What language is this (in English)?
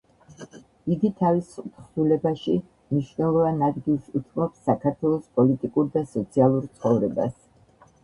Georgian